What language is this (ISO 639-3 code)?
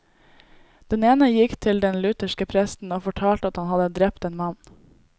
nor